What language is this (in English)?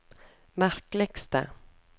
Norwegian